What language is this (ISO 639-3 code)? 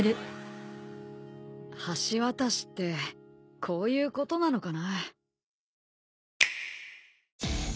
jpn